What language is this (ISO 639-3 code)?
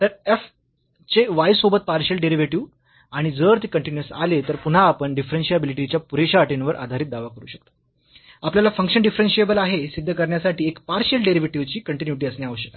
mar